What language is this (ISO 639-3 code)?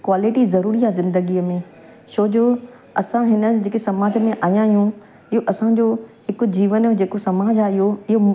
snd